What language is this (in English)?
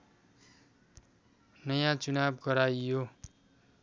Nepali